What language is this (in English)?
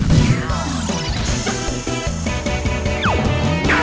Thai